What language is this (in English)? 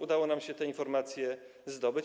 Polish